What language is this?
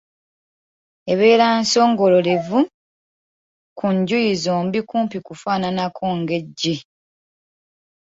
Ganda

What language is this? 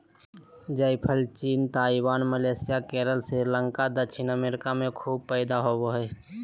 Magahi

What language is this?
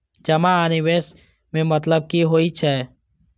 Maithili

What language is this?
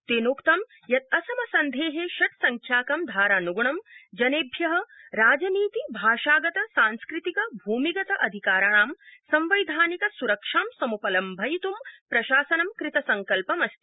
Sanskrit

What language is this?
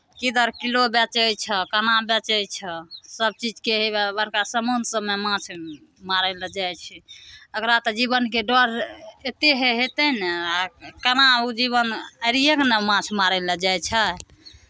Maithili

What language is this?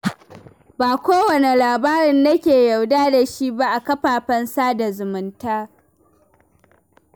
Hausa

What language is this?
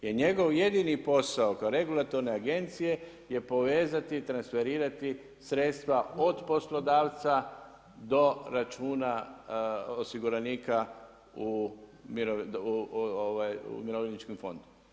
Croatian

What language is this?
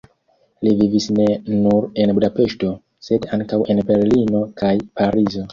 Esperanto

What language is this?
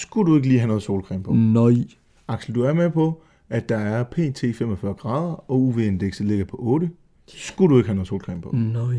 Danish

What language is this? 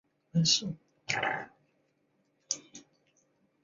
Chinese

